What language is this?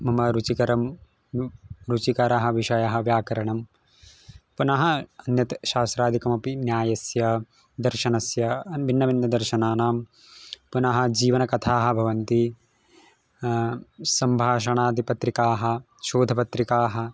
Sanskrit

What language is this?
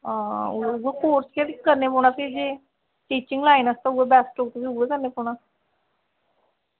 Dogri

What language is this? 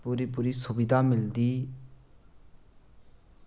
Dogri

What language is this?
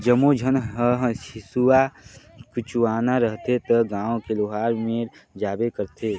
Chhattisgarhi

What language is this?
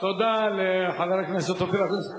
Hebrew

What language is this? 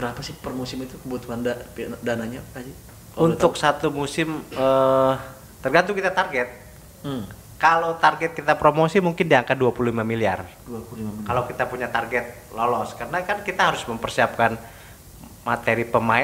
Indonesian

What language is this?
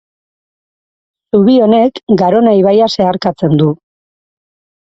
Basque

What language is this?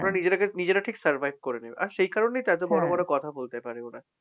Bangla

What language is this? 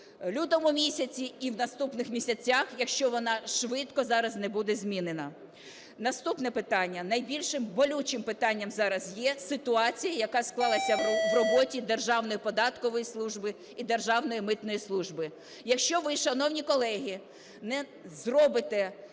Ukrainian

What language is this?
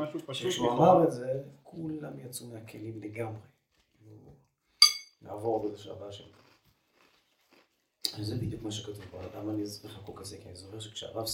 Hebrew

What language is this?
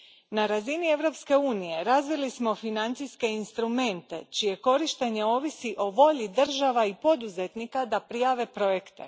Croatian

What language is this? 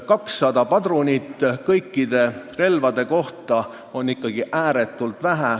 Estonian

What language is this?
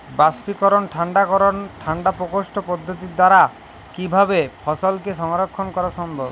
Bangla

